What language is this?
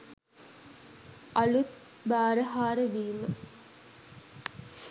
Sinhala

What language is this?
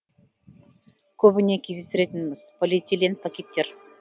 Kazakh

